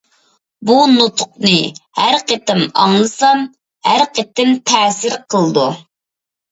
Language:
Uyghur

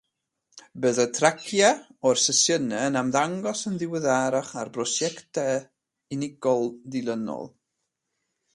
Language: Welsh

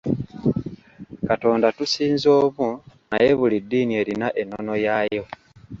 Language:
Ganda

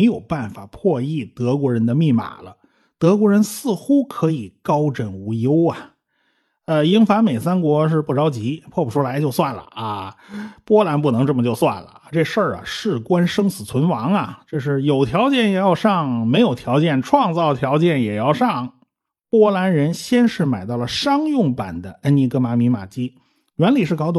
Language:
Chinese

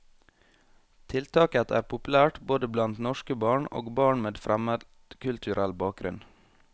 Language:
Norwegian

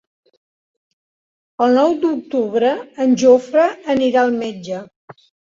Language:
Catalan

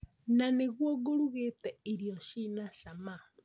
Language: Kikuyu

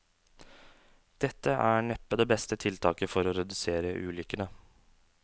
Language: Norwegian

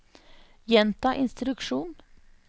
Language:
Norwegian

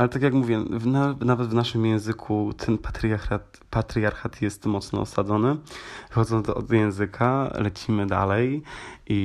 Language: Polish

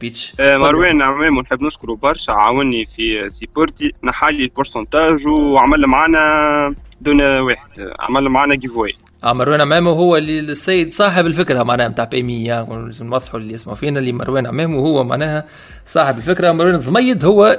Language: Arabic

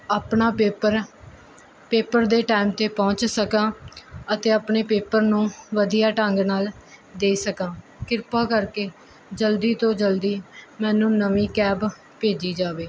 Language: Punjabi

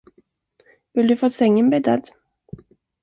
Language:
Swedish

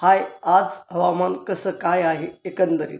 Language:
Marathi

